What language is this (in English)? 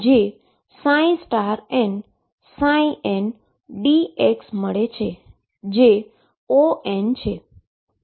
Gujarati